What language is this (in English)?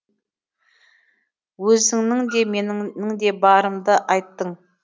Kazakh